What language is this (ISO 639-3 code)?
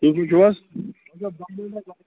kas